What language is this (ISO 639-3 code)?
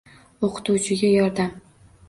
uzb